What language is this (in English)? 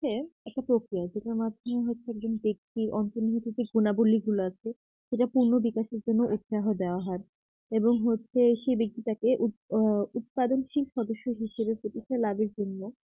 Bangla